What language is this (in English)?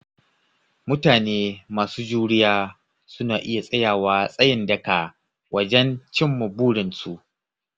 Hausa